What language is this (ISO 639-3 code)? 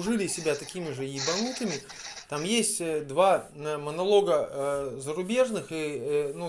rus